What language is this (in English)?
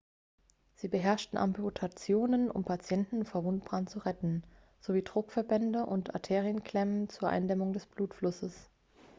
German